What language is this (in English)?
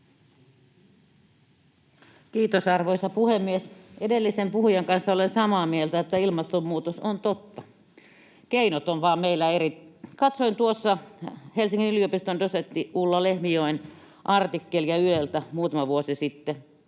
Finnish